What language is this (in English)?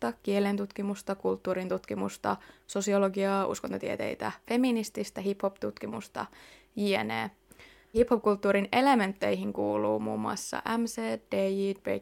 Finnish